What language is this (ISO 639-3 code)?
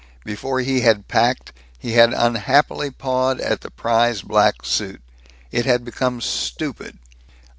eng